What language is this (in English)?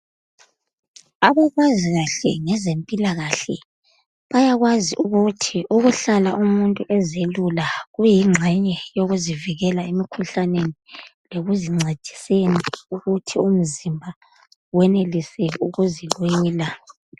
North Ndebele